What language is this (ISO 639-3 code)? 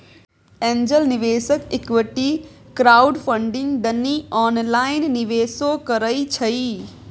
mai